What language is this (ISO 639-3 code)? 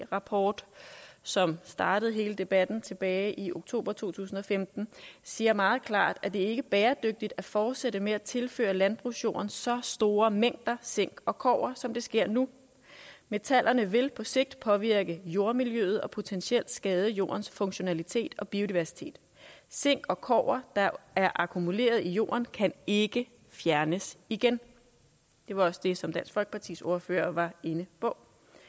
dan